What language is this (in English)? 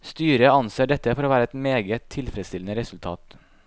Norwegian